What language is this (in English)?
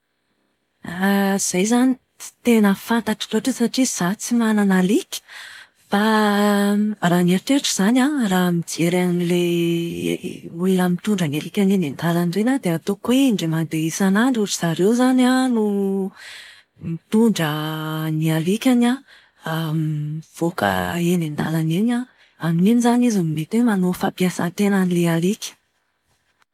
Malagasy